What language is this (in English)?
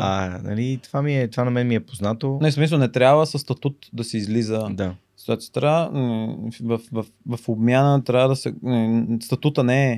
Bulgarian